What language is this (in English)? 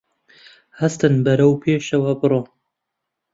Central Kurdish